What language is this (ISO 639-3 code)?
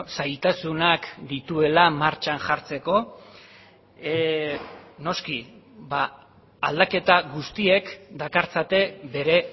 eus